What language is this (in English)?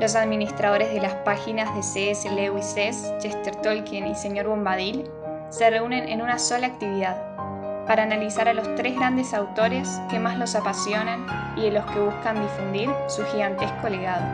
Spanish